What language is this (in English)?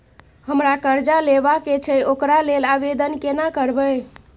Maithili